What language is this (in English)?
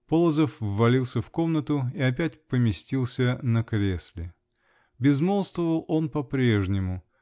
Russian